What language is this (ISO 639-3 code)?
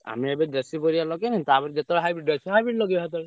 ori